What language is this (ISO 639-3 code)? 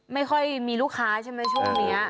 tha